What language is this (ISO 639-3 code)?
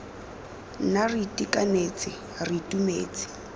tsn